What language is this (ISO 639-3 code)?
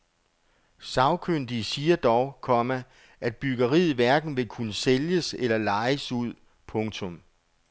dan